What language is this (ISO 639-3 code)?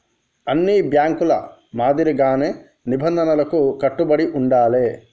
tel